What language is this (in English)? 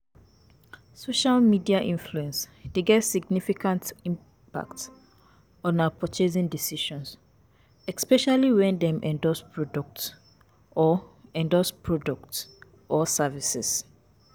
Nigerian Pidgin